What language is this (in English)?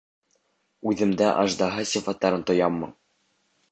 Bashkir